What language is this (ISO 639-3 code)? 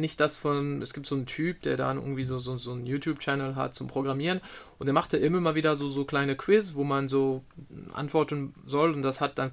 deu